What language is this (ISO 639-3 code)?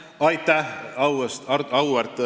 est